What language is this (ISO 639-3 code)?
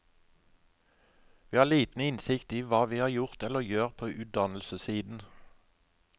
nor